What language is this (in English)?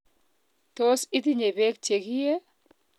Kalenjin